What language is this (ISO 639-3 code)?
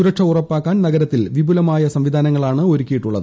mal